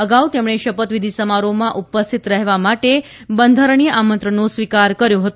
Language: Gujarati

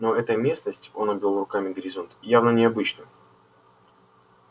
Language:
Russian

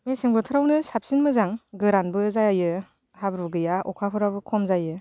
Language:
Bodo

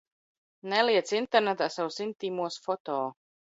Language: Latvian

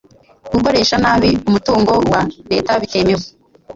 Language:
Kinyarwanda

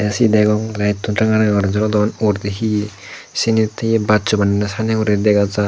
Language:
Chakma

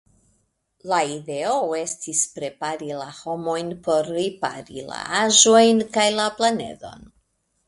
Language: Esperanto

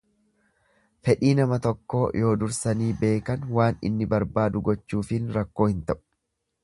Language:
Oromo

